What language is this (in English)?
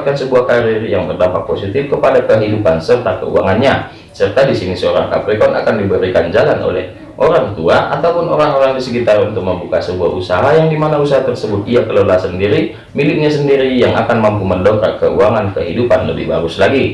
Indonesian